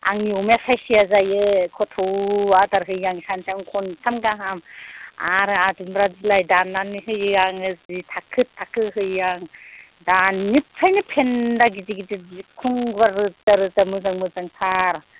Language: Bodo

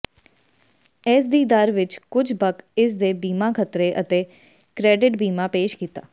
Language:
Punjabi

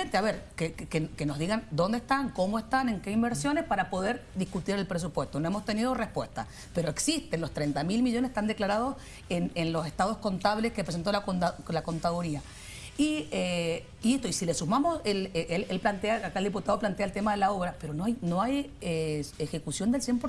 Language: Spanish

